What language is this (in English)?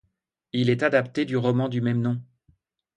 French